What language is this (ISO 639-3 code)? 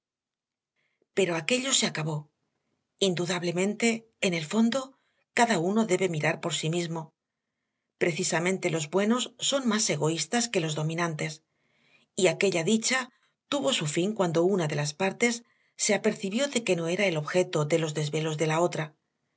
spa